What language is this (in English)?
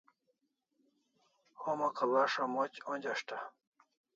Kalasha